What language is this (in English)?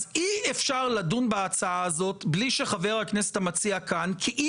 Hebrew